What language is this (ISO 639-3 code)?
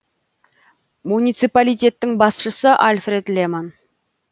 kaz